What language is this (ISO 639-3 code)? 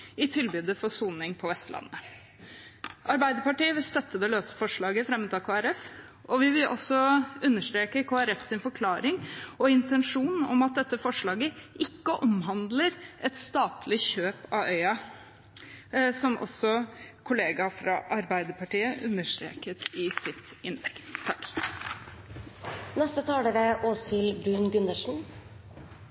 nob